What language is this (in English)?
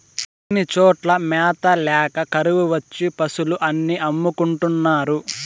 Telugu